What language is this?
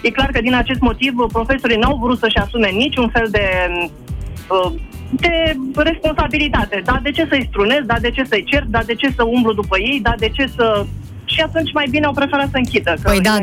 Romanian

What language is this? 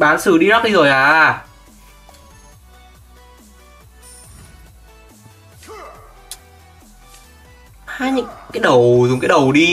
Vietnamese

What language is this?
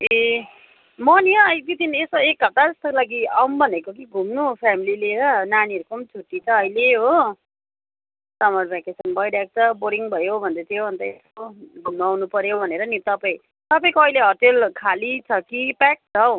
Nepali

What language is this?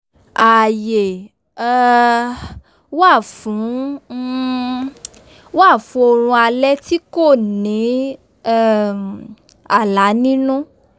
Yoruba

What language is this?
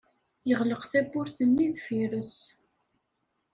Kabyle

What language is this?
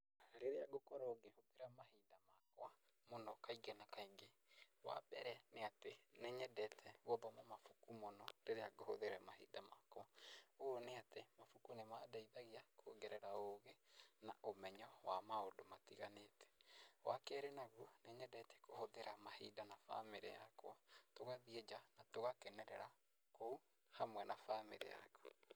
Kikuyu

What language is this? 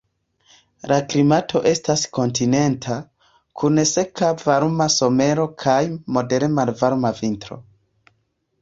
Esperanto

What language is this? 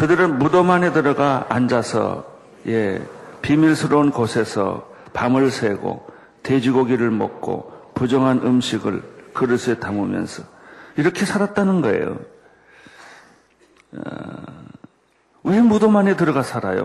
Korean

